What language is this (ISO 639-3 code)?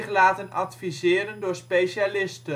nld